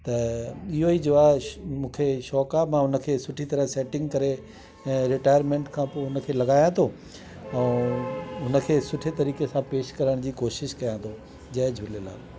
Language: Sindhi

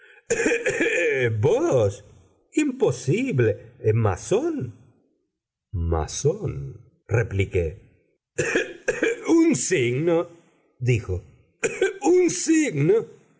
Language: Spanish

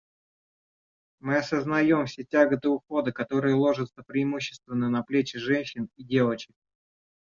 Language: Russian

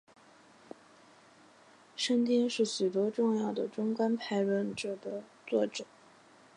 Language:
Chinese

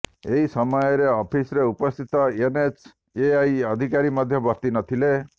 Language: Odia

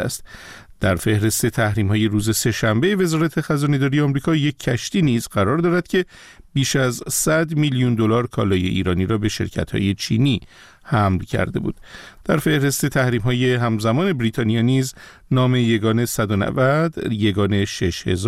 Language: Persian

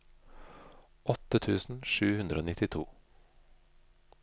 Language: Norwegian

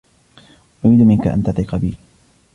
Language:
Arabic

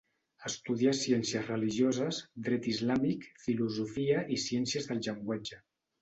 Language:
Catalan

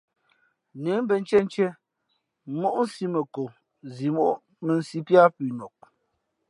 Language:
Fe'fe'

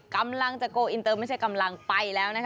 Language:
Thai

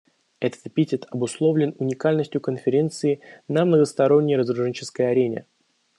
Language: Russian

